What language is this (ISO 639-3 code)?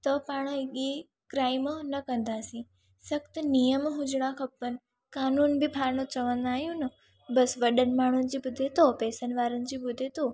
snd